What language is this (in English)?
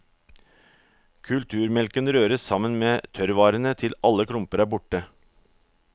Norwegian